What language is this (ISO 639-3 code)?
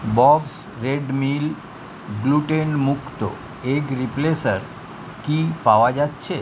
ben